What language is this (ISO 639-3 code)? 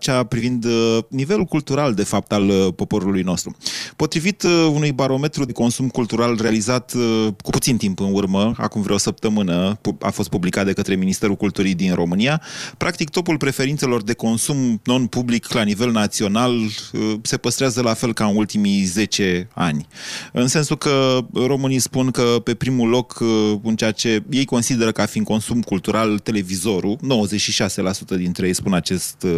ron